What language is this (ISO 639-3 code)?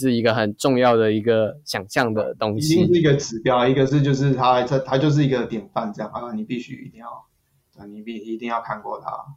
zho